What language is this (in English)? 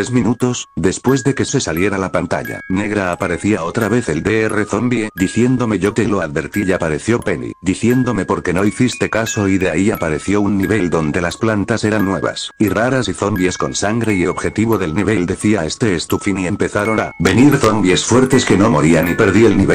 Spanish